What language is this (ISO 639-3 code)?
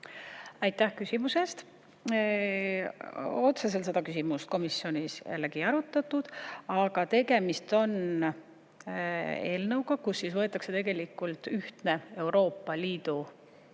est